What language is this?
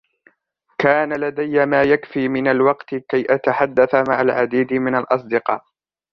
Arabic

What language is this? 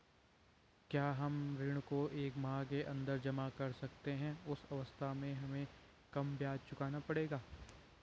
Hindi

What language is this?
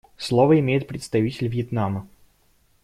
Russian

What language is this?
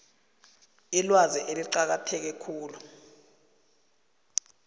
South Ndebele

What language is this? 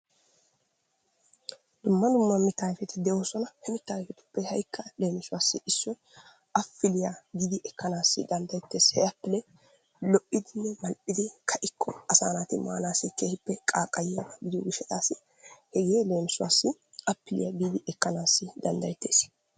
Wolaytta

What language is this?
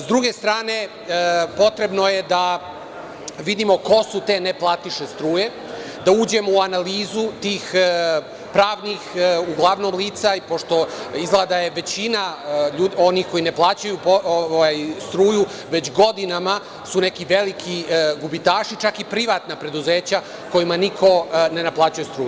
Serbian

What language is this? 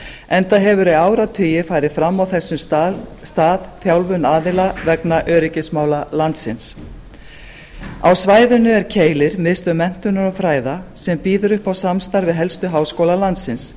Icelandic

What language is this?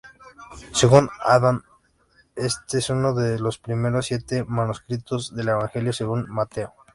Spanish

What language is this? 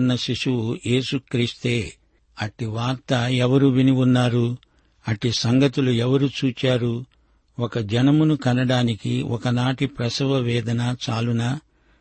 Telugu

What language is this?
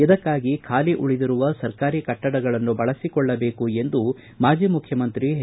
Kannada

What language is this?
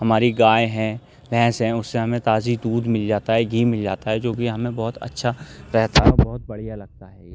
Urdu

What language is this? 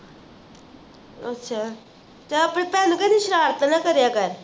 Punjabi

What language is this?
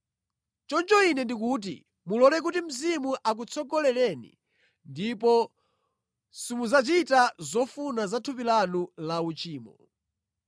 Nyanja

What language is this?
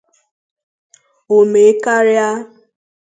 Igbo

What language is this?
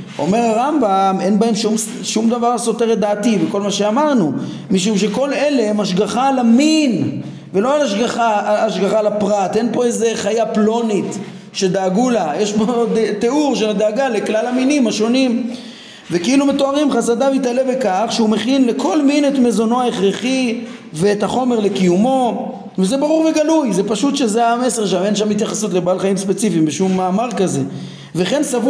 Hebrew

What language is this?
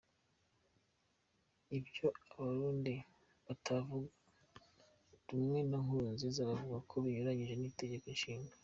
Kinyarwanda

